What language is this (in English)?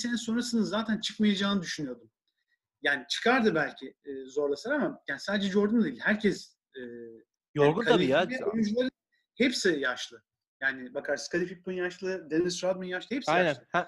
Turkish